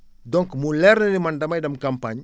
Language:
Wolof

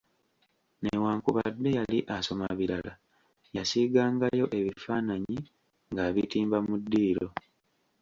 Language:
Ganda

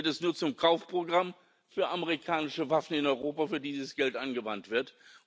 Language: German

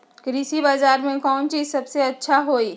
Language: Magahi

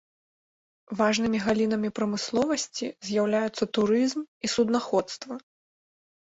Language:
Belarusian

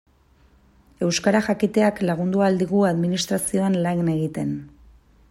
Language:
Basque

